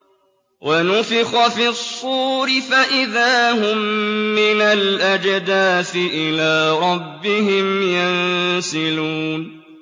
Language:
Arabic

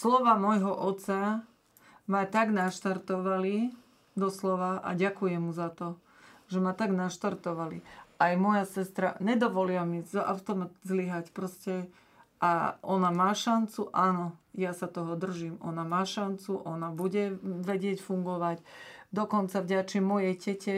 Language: Slovak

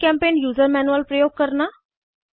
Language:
Hindi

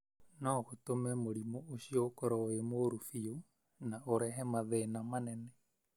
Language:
Kikuyu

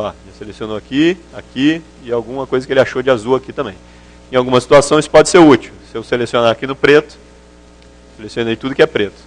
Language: Portuguese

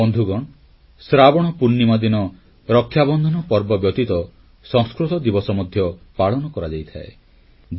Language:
Odia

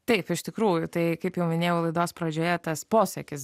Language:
Lithuanian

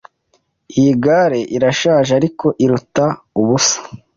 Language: Kinyarwanda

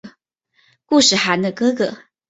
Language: Chinese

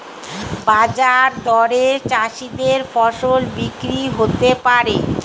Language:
Bangla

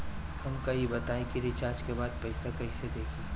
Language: Bhojpuri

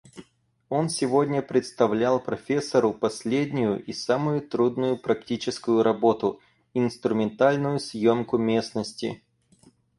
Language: Russian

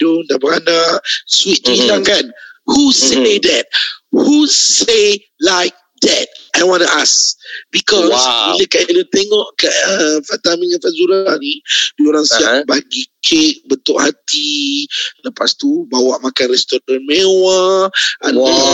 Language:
Malay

